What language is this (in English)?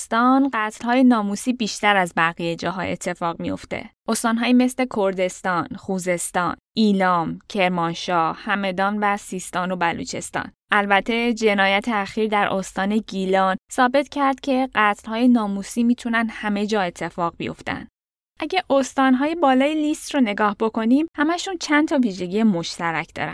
Persian